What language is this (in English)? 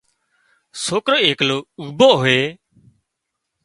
Wadiyara Koli